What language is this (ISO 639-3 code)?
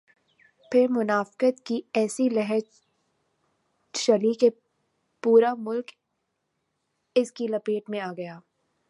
urd